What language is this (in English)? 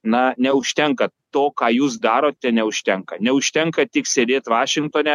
Lithuanian